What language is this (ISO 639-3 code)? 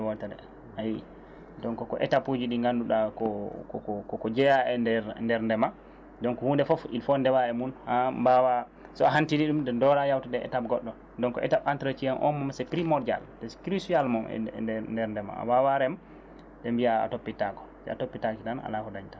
ful